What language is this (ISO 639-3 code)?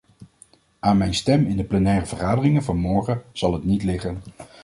nld